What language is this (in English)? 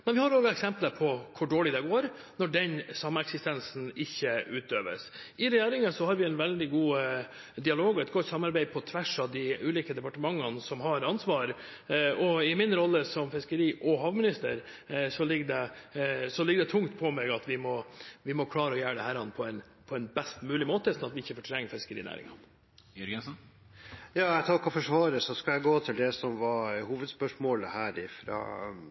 Norwegian Bokmål